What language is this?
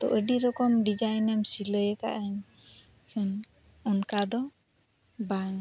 Santali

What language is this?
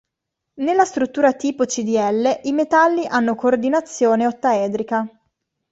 Italian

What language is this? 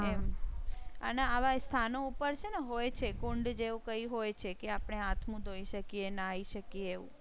Gujarati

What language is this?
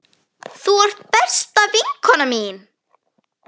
Icelandic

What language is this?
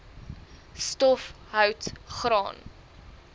Afrikaans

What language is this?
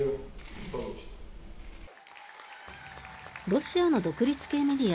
Japanese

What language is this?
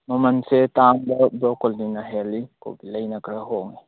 Manipuri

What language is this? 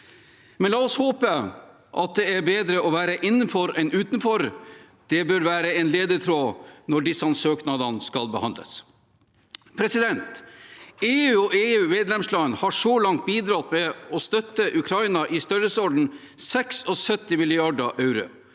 Norwegian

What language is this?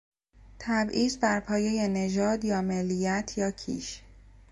Persian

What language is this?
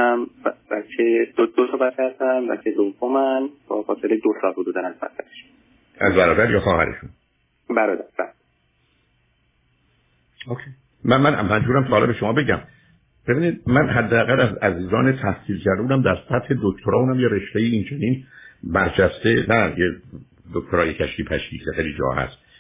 Persian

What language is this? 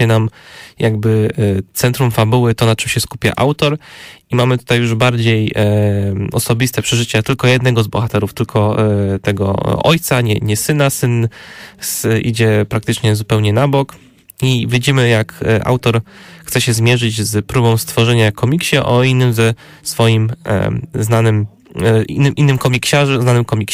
Polish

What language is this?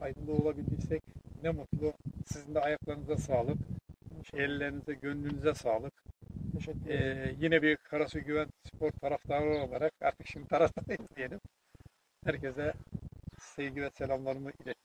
Turkish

